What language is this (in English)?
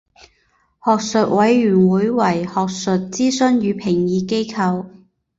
Chinese